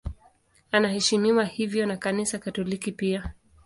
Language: Swahili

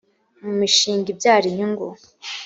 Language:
Kinyarwanda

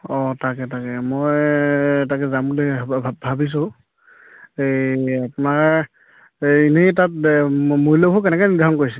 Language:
Assamese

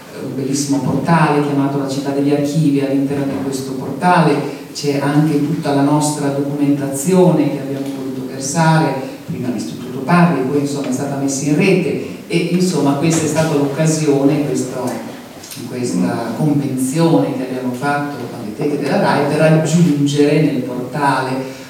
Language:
Italian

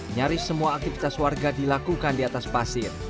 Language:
Indonesian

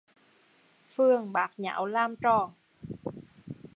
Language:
Vietnamese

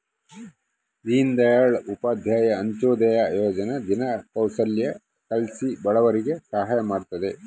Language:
Kannada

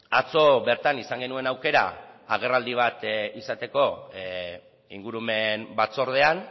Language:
Basque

